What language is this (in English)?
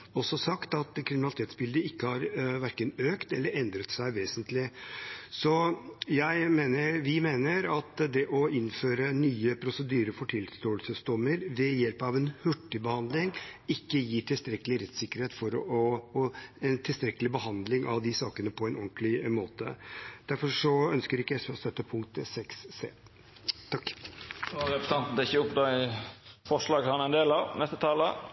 Norwegian